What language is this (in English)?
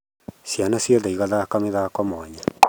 Kikuyu